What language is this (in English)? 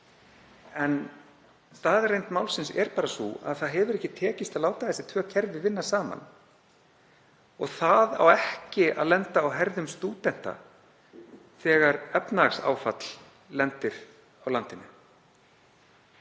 Icelandic